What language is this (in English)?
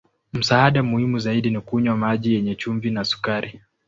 Swahili